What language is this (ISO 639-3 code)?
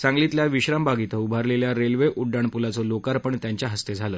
mar